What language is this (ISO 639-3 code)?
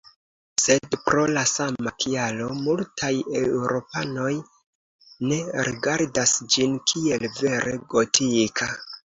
epo